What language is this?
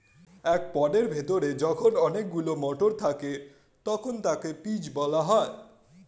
Bangla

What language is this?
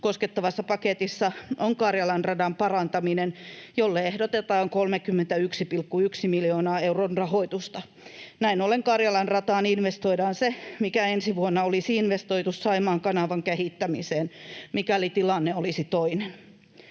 Finnish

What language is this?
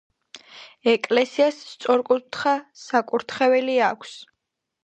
Georgian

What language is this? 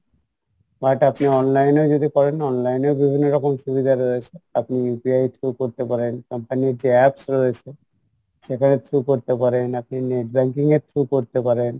Bangla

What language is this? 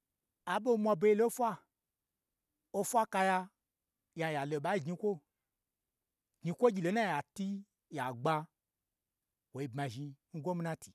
Gbagyi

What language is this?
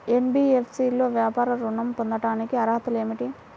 Telugu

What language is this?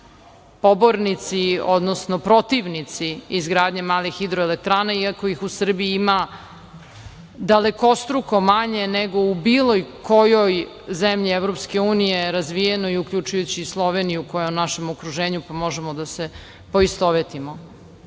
Serbian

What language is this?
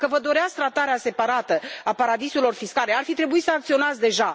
Romanian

